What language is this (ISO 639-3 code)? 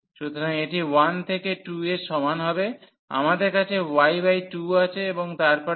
ben